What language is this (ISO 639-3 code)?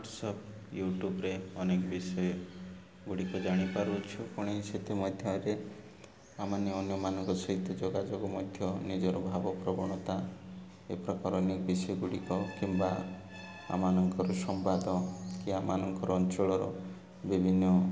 ori